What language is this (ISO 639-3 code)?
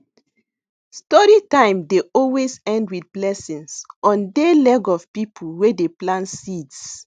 pcm